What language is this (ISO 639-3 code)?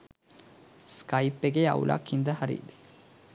sin